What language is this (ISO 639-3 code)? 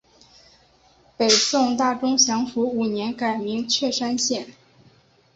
zho